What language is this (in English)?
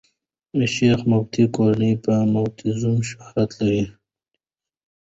Pashto